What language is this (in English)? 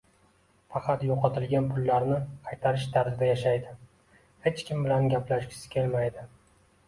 Uzbek